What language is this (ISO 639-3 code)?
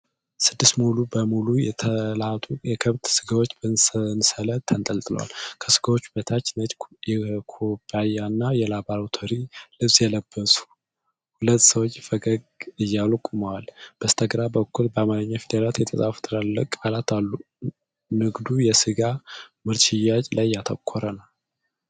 amh